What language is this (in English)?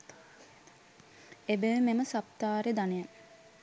Sinhala